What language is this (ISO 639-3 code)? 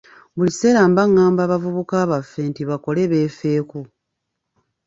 lug